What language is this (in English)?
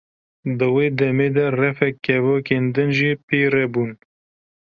Kurdish